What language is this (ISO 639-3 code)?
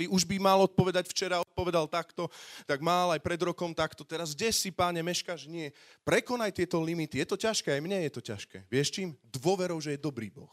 slk